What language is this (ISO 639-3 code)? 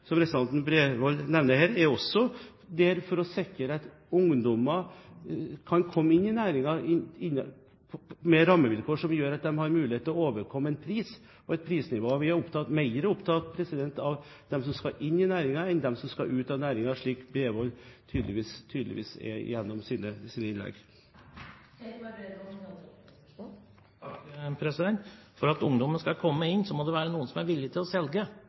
nob